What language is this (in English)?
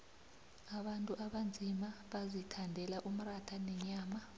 South Ndebele